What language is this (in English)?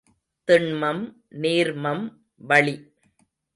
Tamil